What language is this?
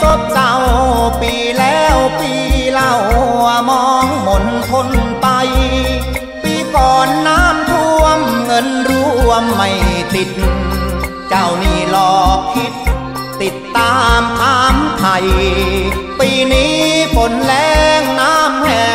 Thai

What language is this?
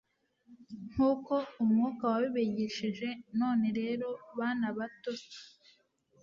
Kinyarwanda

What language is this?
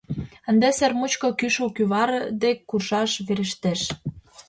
Mari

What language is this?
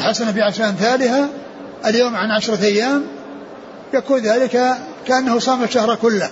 Arabic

